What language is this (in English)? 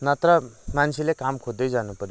Nepali